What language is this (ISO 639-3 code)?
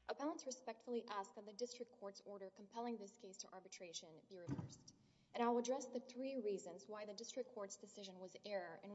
eng